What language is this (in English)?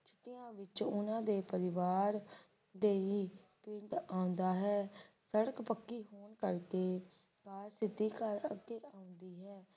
Punjabi